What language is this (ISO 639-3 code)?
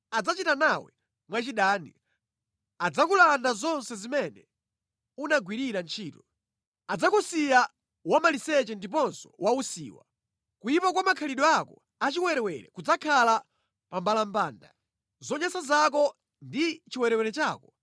nya